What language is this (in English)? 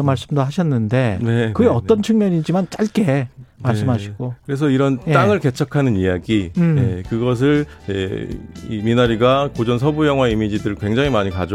Korean